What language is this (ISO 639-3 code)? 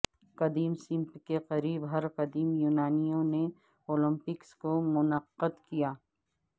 urd